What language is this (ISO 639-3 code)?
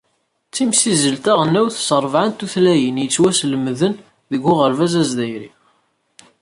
kab